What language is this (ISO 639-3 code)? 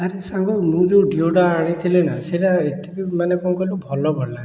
ori